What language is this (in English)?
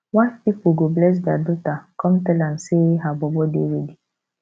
Nigerian Pidgin